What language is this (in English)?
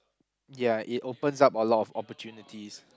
English